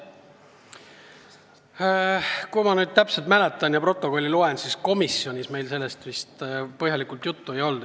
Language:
Estonian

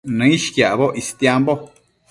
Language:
Matsés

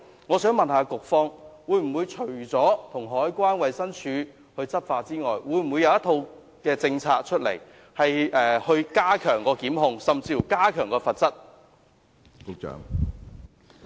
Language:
Cantonese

